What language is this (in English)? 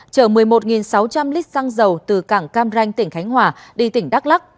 Vietnamese